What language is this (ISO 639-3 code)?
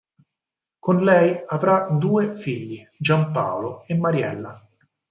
ita